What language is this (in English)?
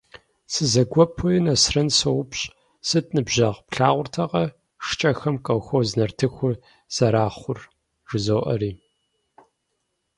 Kabardian